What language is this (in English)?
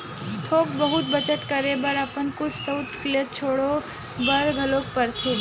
Chhattisgarhi